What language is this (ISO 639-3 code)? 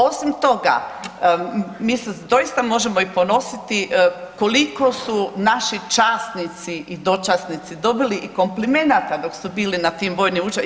hrv